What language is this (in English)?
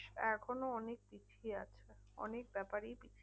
Bangla